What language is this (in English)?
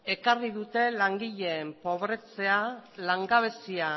Basque